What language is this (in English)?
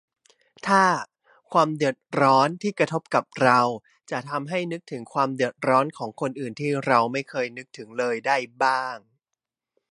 Thai